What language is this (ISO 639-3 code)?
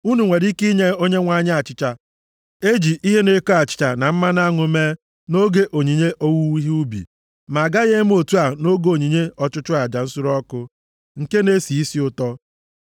ibo